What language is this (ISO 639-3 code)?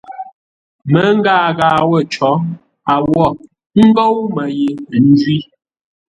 nla